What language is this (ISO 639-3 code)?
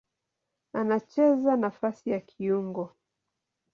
swa